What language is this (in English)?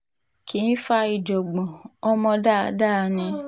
Yoruba